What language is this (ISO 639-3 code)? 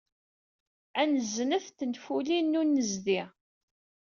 kab